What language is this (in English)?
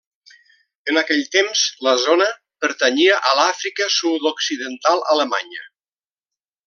Catalan